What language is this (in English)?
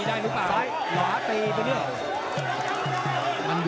Thai